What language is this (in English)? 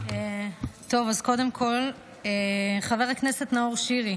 Hebrew